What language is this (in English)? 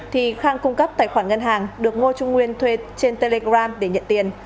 Vietnamese